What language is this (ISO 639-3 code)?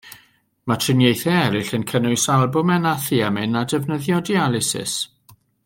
cym